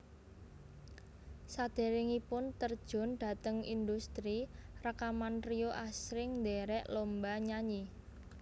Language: Javanese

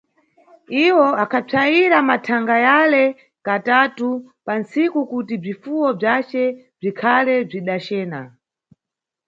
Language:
Nyungwe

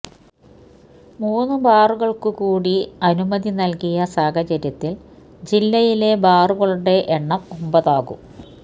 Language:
Malayalam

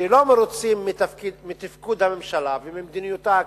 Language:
Hebrew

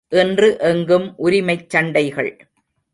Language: Tamil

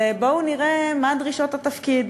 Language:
Hebrew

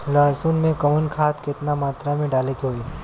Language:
Bhojpuri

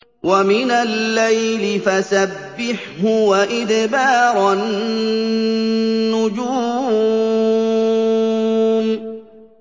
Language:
Arabic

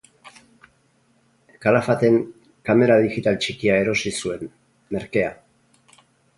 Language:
Basque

